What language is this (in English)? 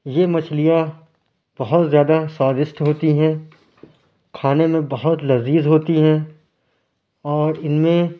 Urdu